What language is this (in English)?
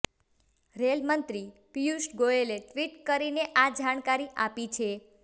Gujarati